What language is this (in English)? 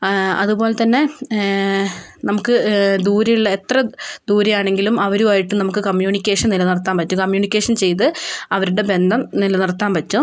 Malayalam